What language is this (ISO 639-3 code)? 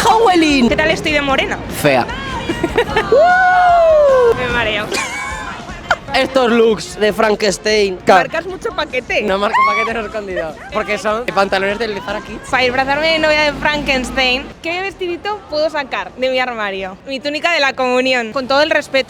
spa